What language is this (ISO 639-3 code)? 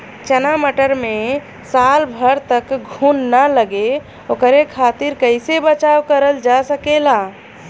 bho